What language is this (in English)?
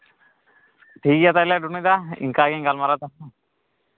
Santali